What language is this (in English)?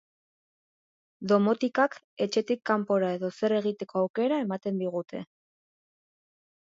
Basque